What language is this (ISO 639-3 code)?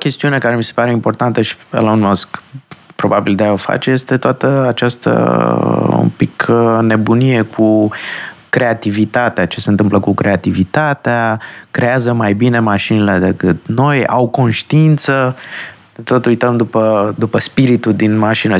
ron